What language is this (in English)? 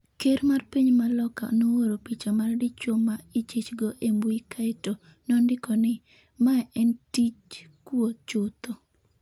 Luo (Kenya and Tanzania)